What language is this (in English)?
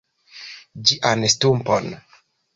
Esperanto